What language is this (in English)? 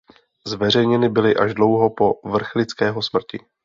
Czech